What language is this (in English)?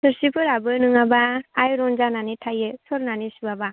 Bodo